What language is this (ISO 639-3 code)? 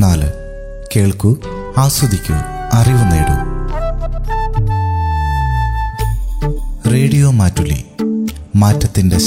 mal